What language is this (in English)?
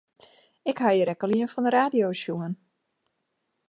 Western Frisian